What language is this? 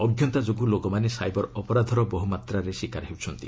Odia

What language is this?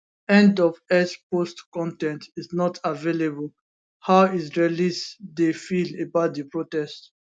Nigerian Pidgin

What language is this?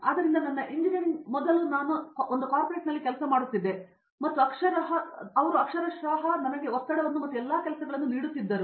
Kannada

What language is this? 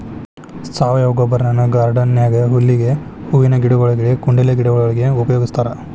Kannada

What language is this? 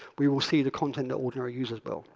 English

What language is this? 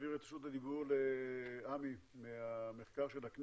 Hebrew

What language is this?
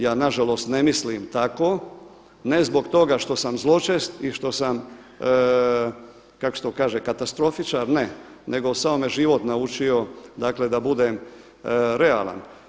Croatian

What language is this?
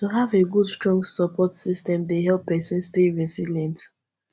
Nigerian Pidgin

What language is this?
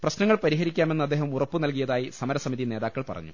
Malayalam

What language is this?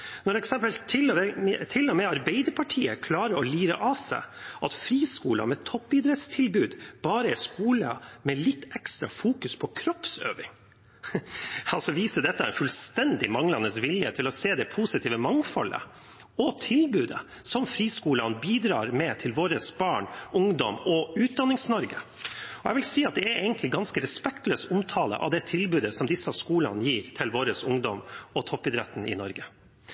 Norwegian Bokmål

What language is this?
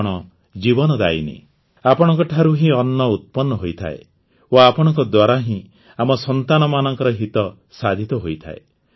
Odia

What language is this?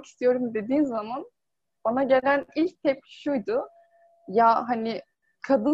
Turkish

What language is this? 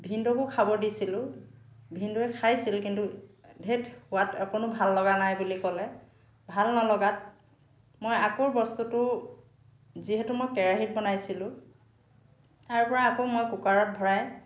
Assamese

